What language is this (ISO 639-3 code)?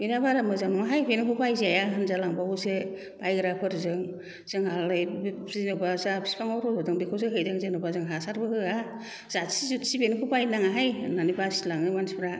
brx